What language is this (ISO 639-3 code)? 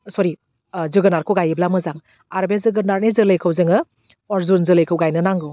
brx